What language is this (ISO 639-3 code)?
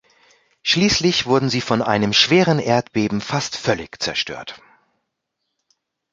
deu